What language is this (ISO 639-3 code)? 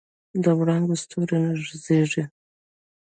pus